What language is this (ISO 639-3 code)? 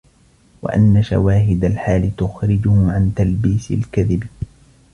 ara